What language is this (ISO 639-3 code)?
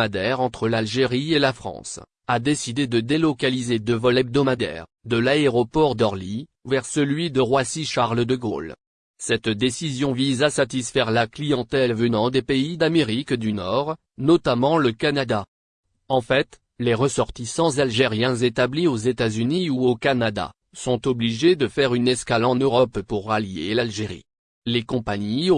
fra